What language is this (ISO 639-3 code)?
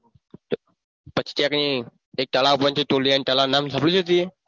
guj